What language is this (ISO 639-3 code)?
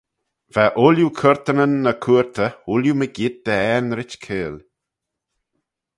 glv